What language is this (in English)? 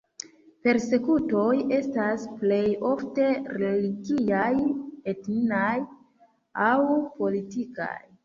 Esperanto